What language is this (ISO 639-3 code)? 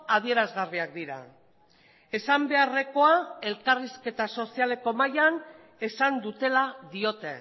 eus